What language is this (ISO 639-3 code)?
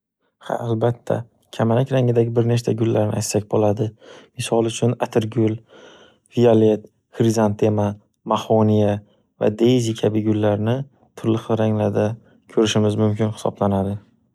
uzb